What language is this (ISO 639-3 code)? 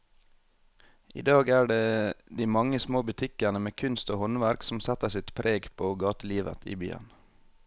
nor